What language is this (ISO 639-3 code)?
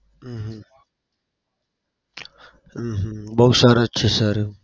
guj